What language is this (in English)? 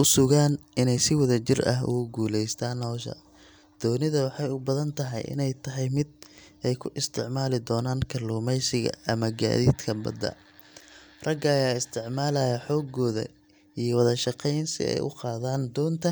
Somali